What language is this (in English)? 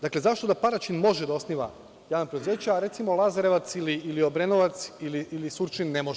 Serbian